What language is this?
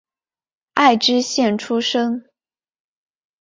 Chinese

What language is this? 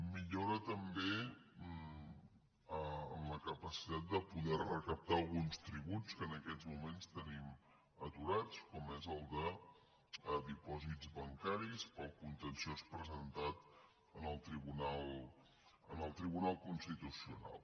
Catalan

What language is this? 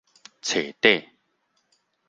Min Nan Chinese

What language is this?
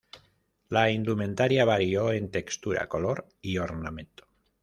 Spanish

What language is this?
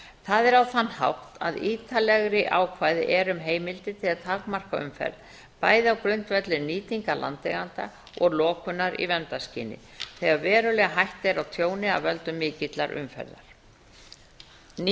Icelandic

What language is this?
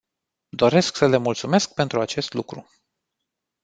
Romanian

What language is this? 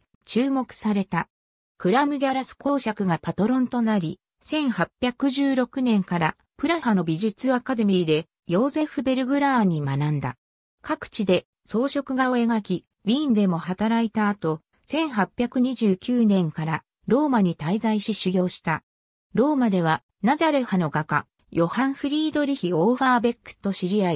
Japanese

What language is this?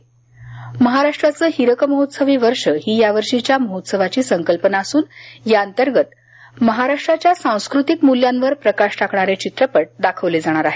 Marathi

